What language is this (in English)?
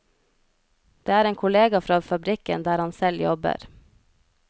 Norwegian